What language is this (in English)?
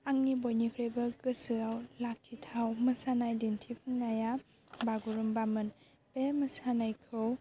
Bodo